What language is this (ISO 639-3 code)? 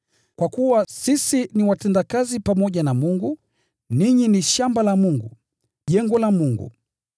swa